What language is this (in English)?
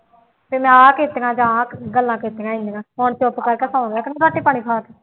Punjabi